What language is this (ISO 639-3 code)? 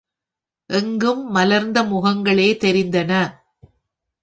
tam